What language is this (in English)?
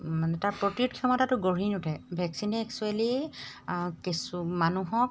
Assamese